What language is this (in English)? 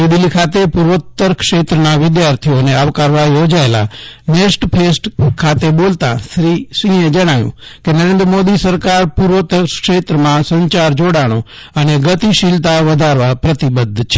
Gujarati